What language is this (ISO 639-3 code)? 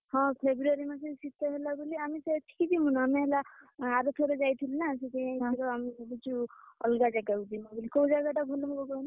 ori